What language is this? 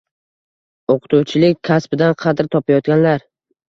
Uzbek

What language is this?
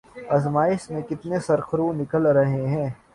Urdu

